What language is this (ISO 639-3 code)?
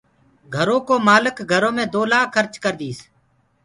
ggg